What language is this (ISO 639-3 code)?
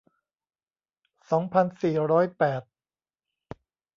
tha